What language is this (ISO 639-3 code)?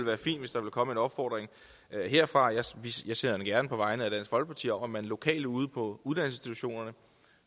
dan